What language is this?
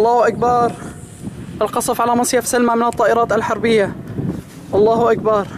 Arabic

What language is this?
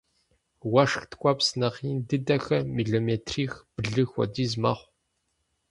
Kabardian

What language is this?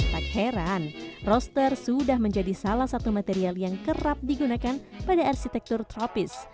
Indonesian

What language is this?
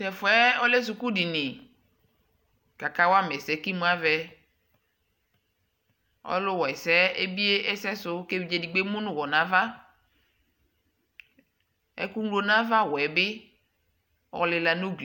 Ikposo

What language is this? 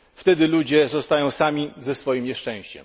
Polish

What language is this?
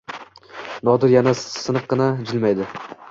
Uzbek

